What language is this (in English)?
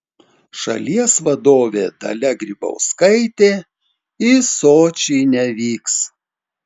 Lithuanian